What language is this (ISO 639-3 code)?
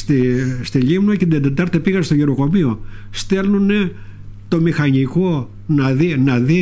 ell